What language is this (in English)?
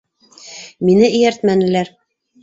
Bashkir